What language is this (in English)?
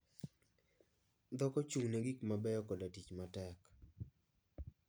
Luo (Kenya and Tanzania)